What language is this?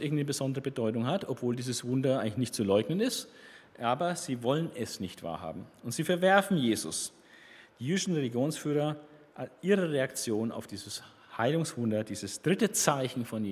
German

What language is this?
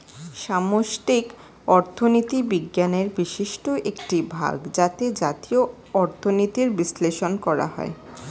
Bangla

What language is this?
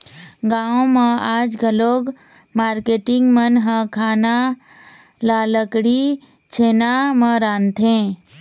Chhattisgarhi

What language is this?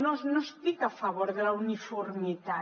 Catalan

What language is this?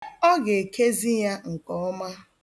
Igbo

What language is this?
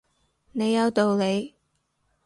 Cantonese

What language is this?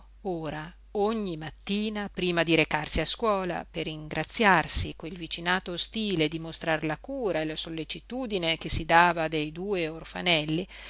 Italian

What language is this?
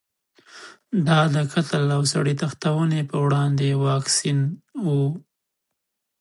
Pashto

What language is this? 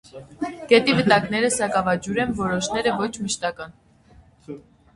Armenian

